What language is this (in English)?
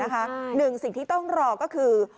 Thai